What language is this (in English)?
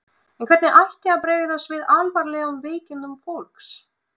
Icelandic